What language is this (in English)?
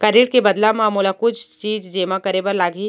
Chhattisgarhi